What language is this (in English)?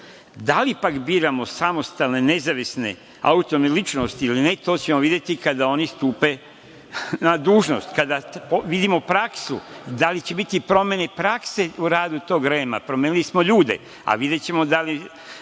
Serbian